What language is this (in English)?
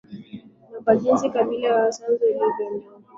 Swahili